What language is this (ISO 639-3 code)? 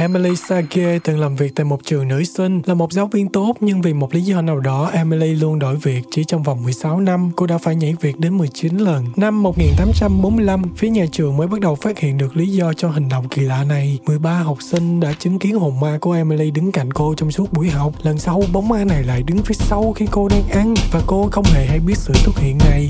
vie